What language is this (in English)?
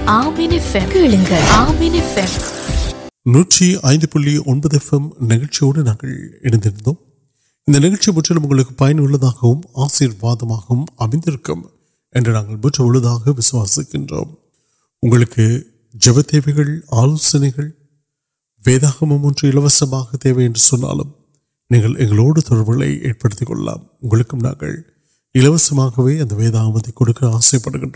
Urdu